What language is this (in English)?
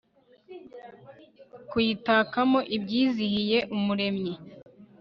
Kinyarwanda